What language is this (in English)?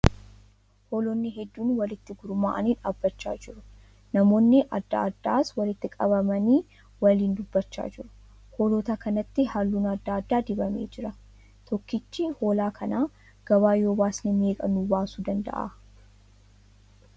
Oromo